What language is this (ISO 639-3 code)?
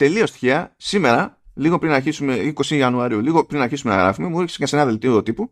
ell